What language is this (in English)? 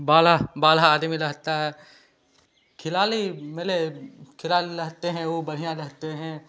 Hindi